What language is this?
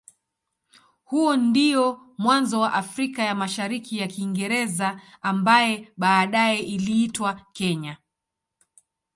Swahili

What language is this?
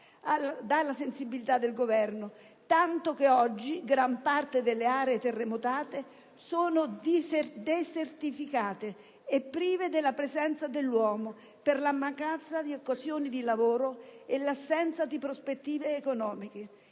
Italian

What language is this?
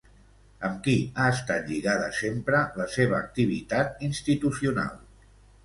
Catalan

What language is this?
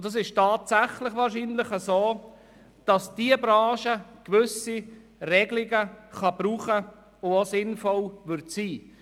Swiss German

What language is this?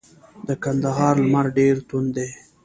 Pashto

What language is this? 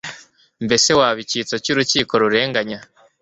Kinyarwanda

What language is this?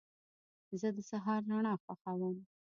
Pashto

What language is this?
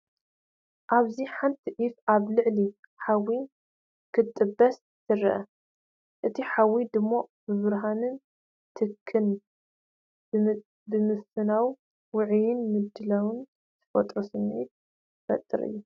Tigrinya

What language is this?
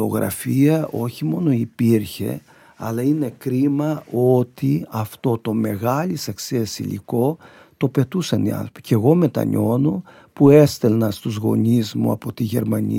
Greek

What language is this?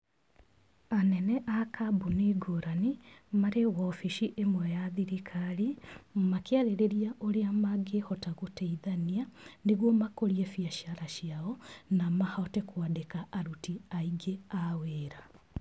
Kikuyu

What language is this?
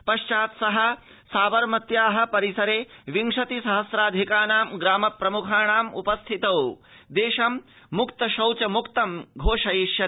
Sanskrit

